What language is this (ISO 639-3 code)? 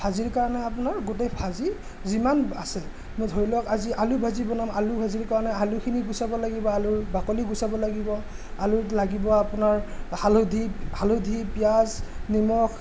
asm